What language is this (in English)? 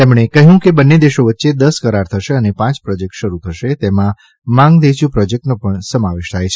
Gujarati